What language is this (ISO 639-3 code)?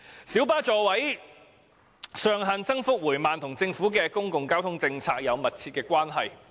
yue